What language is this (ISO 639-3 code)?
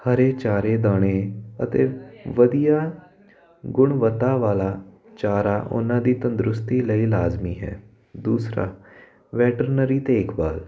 pan